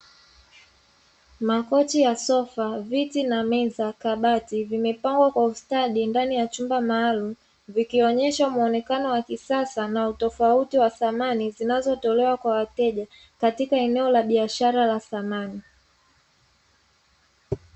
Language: Swahili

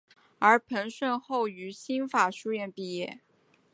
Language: Chinese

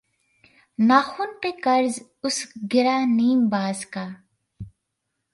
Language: Urdu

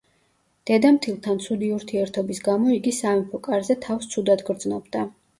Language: Georgian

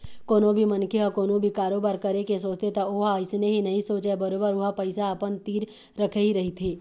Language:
Chhattisgarhi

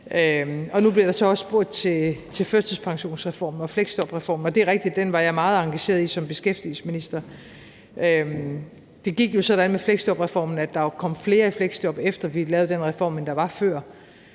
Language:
Danish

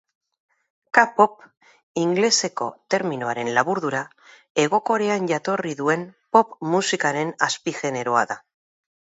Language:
Basque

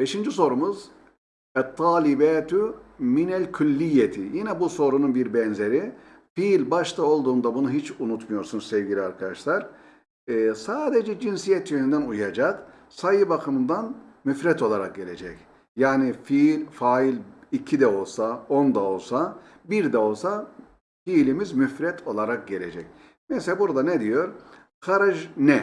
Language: Turkish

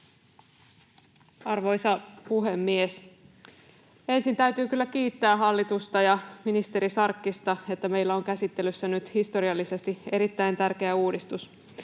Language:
Finnish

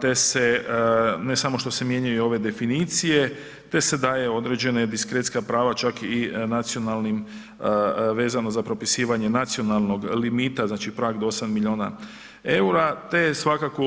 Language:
Croatian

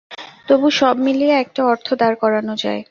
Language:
Bangla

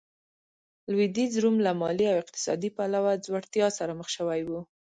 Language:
Pashto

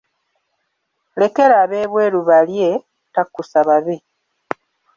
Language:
Ganda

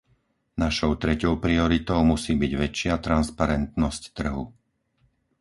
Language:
Slovak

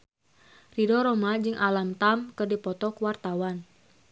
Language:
Sundanese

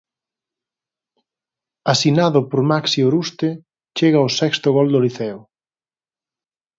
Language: Galician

